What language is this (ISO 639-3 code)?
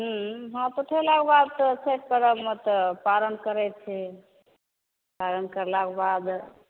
mai